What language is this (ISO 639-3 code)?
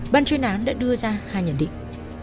vie